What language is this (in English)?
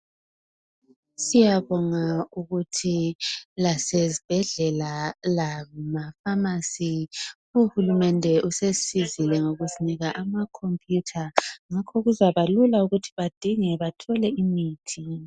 North Ndebele